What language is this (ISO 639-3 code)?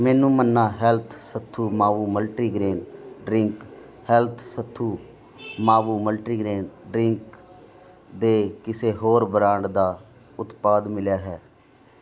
pan